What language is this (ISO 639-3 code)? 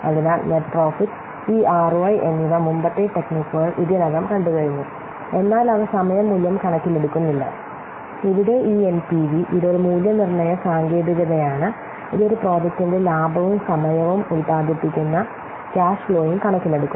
mal